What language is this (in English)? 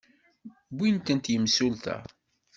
Kabyle